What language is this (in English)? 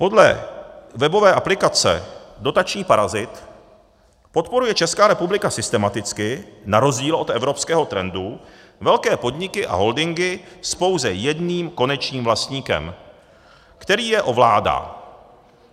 Czech